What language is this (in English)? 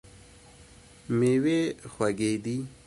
Pashto